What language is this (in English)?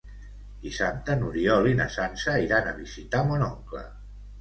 Catalan